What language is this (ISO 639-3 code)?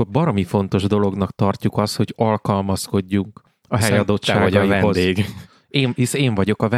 hun